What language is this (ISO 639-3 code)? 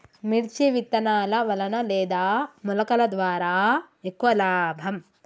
tel